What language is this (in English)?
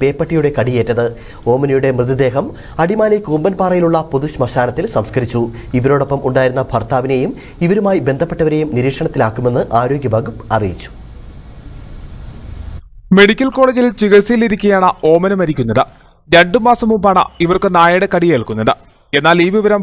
Turkish